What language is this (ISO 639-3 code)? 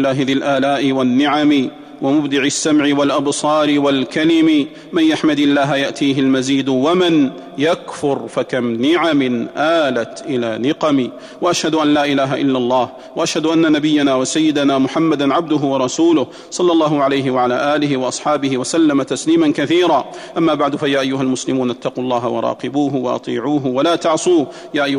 ara